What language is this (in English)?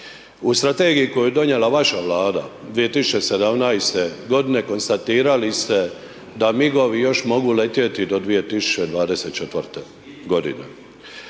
Croatian